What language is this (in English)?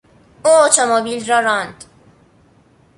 Persian